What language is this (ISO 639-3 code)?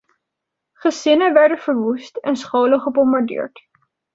nld